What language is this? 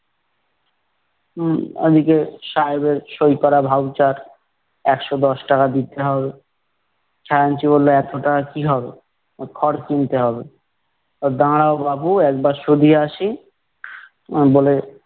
Bangla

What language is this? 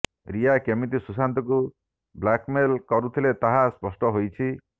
Odia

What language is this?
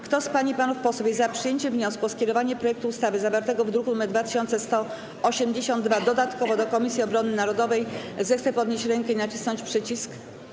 Polish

